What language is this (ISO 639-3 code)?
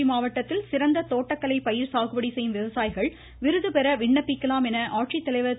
tam